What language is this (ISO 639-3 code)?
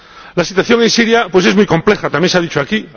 spa